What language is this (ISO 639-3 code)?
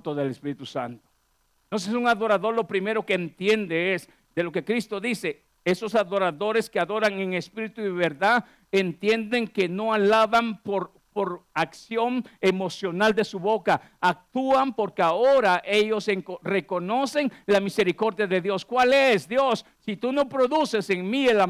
spa